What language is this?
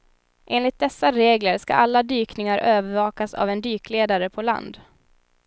Swedish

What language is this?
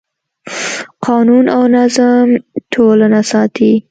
Pashto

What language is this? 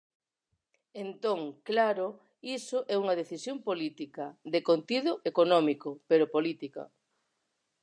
Galician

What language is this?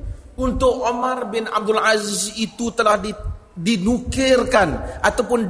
Malay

